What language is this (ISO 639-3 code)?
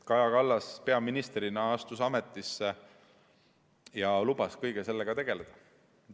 est